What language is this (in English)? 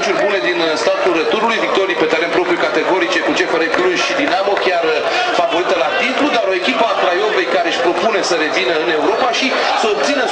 Romanian